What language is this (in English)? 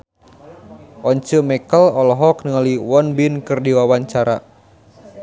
Sundanese